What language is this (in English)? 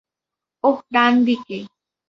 Bangla